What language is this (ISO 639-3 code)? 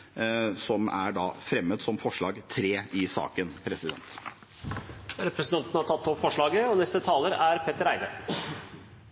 nor